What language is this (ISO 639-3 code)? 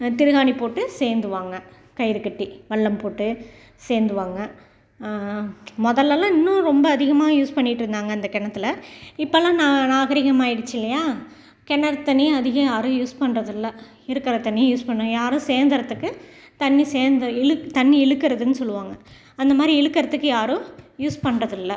tam